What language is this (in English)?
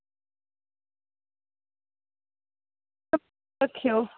Dogri